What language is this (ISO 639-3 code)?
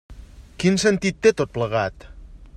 cat